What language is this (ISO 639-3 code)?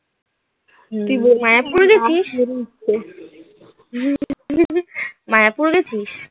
ben